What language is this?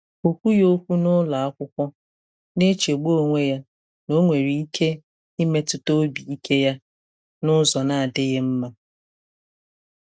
Igbo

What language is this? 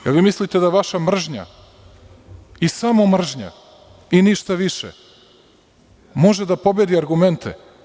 Serbian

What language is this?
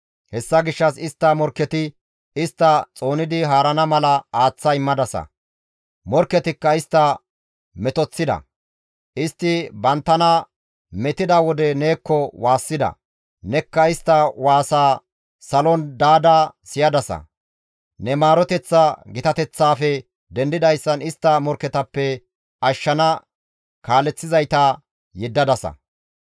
Gamo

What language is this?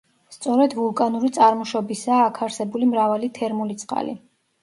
Georgian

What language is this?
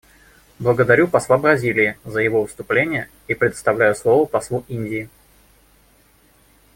Russian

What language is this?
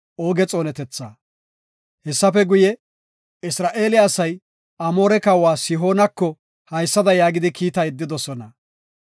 Gofa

